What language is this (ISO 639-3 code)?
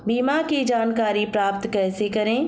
hin